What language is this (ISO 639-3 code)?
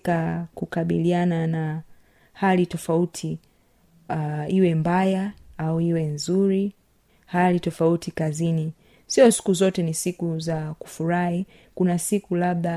swa